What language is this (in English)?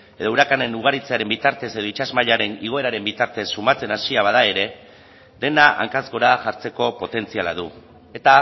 Basque